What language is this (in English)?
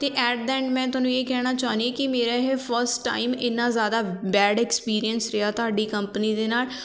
Punjabi